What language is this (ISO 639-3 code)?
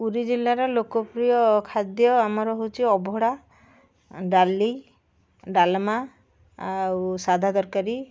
ori